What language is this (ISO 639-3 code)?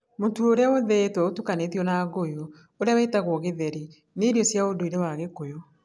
kik